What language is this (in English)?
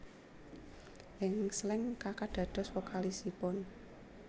Javanese